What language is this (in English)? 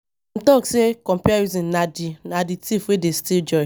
Nigerian Pidgin